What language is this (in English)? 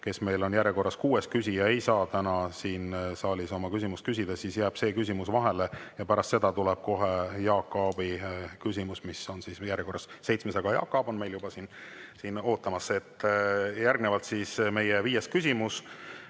Estonian